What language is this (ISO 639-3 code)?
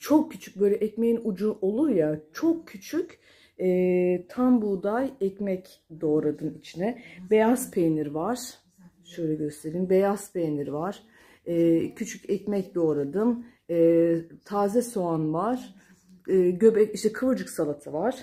tur